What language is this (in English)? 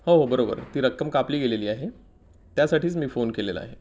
Marathi